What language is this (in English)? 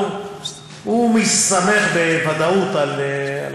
Hebrew